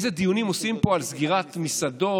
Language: Hebrew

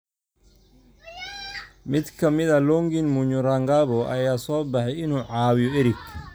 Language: Somali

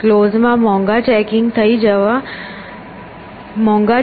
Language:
Gujarati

